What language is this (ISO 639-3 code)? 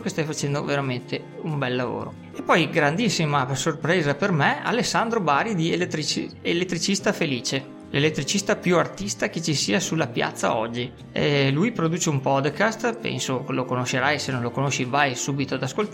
ita